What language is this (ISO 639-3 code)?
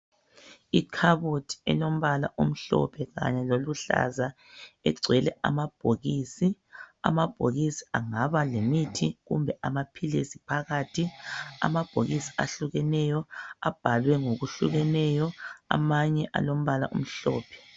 nde